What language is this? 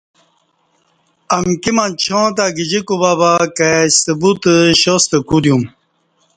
Kati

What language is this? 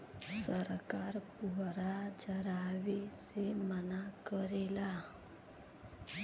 Bhojpuri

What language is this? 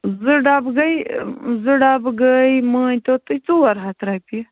Kashmiri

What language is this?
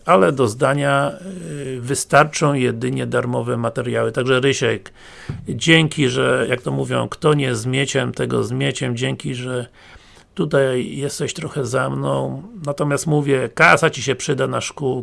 Polish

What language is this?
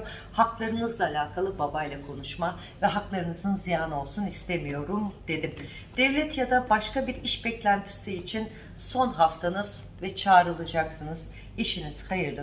Turkish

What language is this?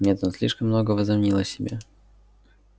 Russian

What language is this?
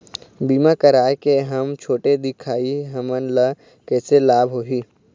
Chhattisgarhi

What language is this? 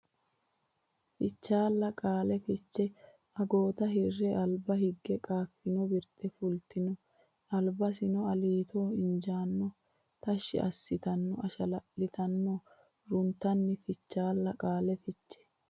Sidamo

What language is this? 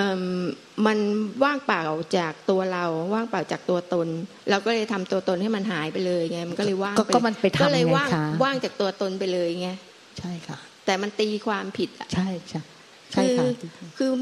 Thai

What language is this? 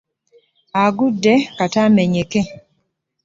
Ganda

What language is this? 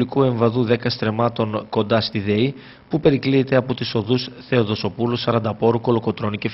Greek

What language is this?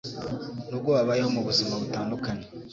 Kinyarwanda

